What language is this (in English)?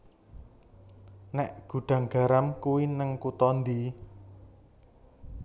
Javanese